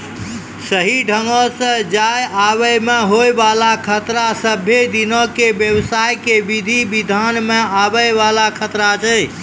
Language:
Maithili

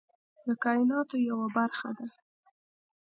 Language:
Pashto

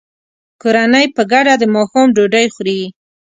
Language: Pashto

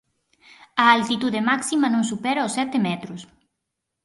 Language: Galician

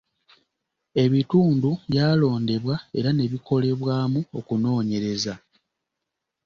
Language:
Ganda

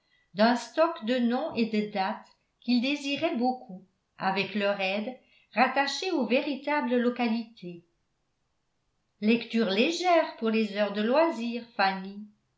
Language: French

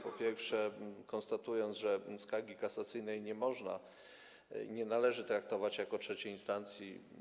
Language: Polish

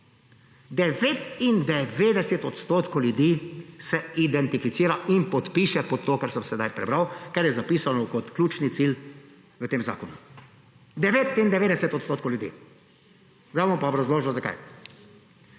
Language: Slovenian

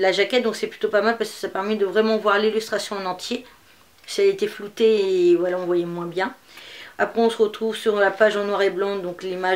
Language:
French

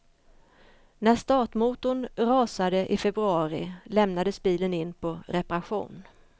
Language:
Swedish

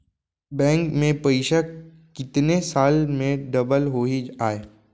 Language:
Chhattisgarhi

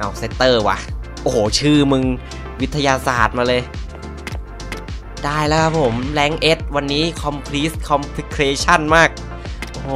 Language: Thai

